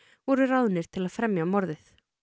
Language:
Icelandic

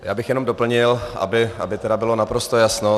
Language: Czech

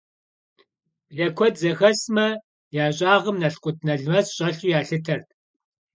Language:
Kabardian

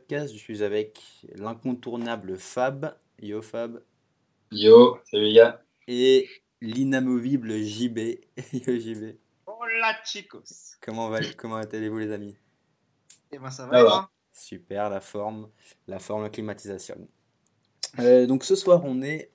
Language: French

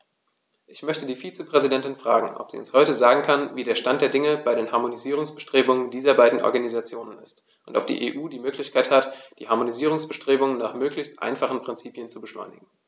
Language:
German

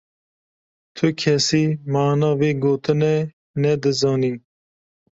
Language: Kurdish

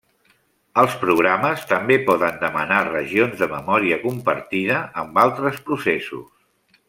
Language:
Catalan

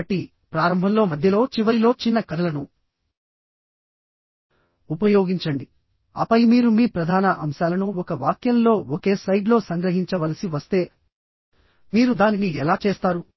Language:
Telugu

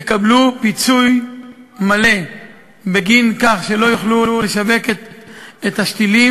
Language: Hebrew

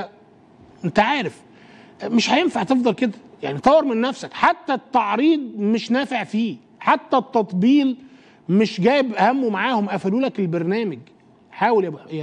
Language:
Arabic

